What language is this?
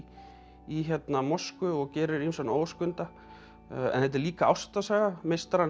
Icelandic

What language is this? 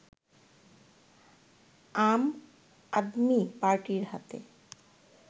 Bangla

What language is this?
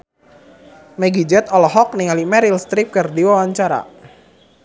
Sundanese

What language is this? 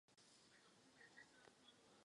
Czech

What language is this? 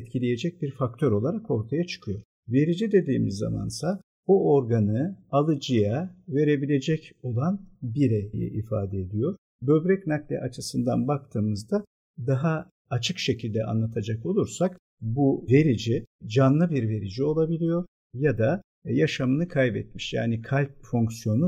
Turkish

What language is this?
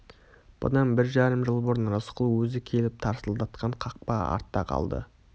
Kazakh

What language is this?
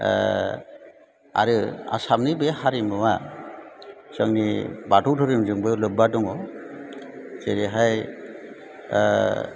Bodo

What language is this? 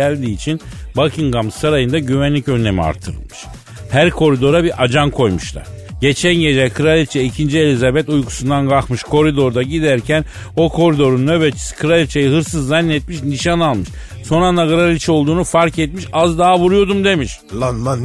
Turkish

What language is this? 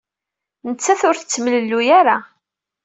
Kabyle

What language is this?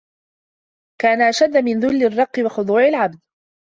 Arabic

